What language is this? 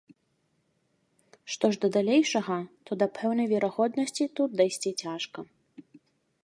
Belarusian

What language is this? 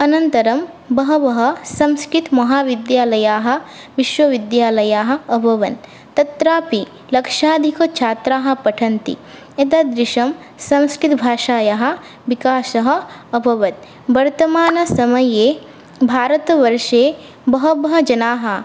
Sanskrit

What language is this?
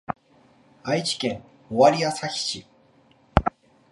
Japanese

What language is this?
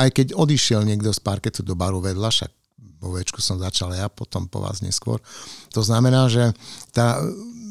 Slovak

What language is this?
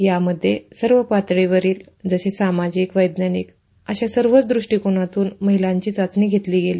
Marathi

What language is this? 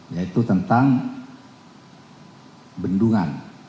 Indonesian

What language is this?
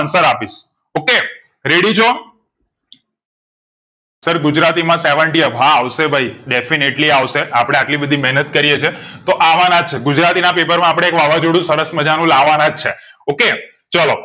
Gujarati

